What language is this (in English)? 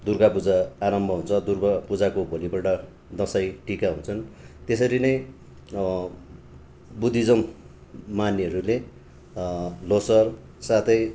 Nepali